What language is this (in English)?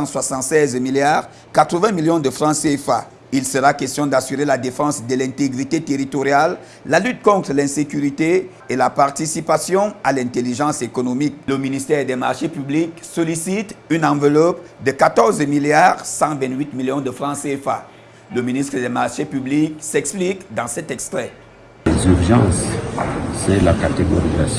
French